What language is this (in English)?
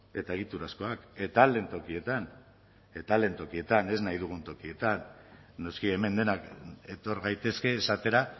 Basque